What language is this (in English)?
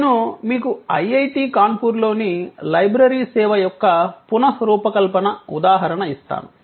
Telugu